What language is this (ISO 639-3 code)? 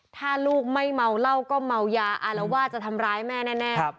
tha